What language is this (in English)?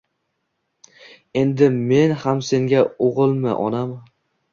Uzbek